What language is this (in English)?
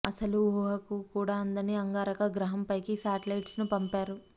Telugu